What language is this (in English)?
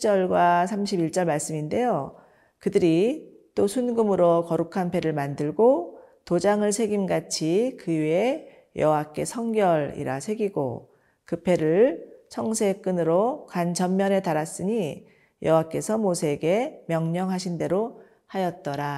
Korean